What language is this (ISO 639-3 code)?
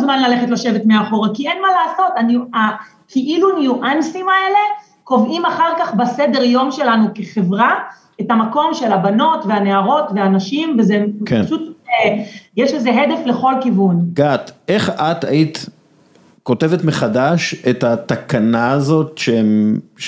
heb